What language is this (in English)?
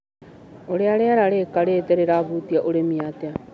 Kikuyu